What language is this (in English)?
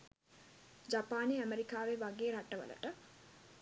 Sinhala